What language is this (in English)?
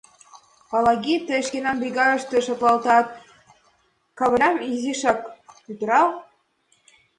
Mari